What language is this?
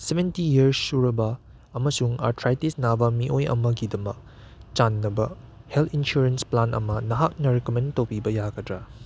Manipuri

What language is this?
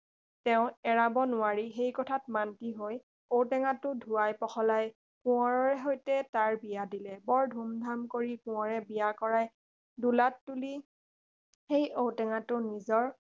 Assamese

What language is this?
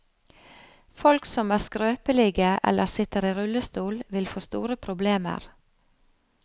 Norwegian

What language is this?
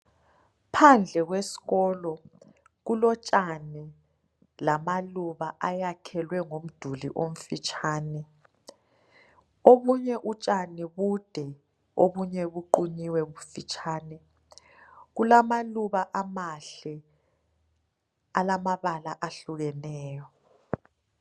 North Ndebele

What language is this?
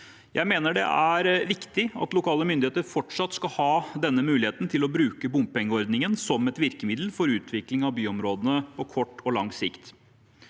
Norwegian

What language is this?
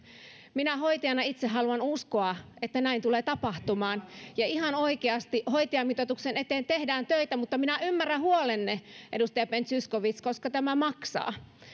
Finnish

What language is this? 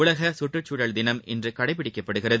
Tamil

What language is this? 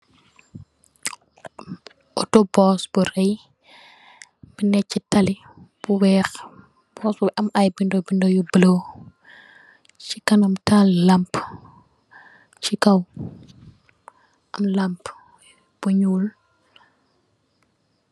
Wolof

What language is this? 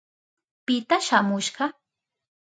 Southern Pastaza Quechua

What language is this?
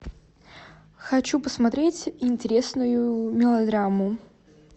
Russian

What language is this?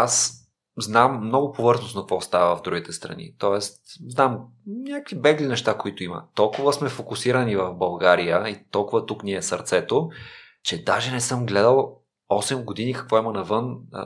Bulgarian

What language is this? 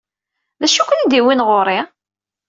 Kabyle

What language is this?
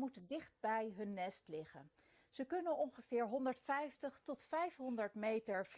Russian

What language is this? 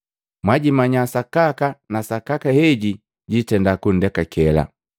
Matengo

